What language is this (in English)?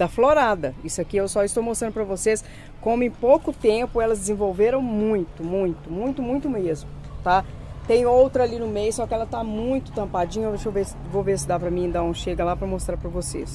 Portuguese